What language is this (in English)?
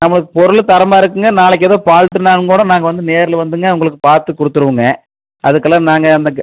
Tamil